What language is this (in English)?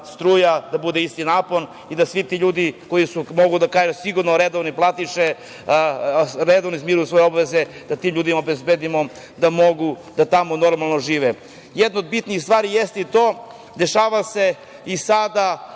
Serbian